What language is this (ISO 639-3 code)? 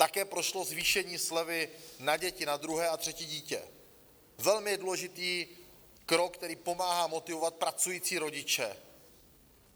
ces